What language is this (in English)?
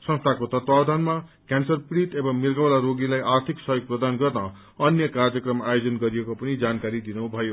Nepali